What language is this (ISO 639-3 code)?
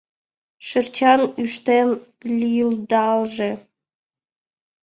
chm